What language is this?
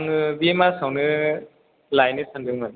Bodo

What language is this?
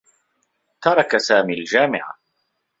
Arabic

